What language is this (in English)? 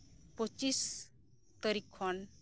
Santali